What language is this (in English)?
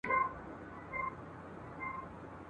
Pashto